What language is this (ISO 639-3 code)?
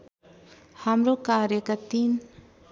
nep